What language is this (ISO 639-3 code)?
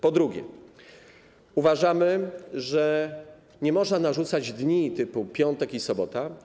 pol